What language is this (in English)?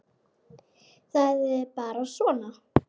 Icelandic